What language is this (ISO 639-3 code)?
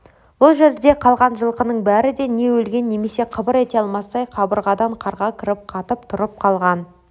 kaz